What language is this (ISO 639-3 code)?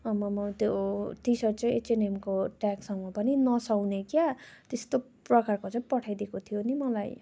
nep